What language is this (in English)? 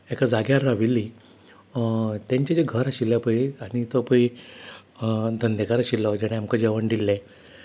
Konkani